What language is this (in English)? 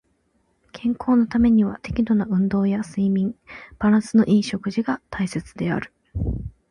Japanese